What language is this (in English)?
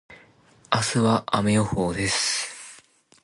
Japanese